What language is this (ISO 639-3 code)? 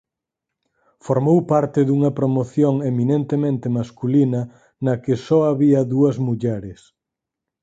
glg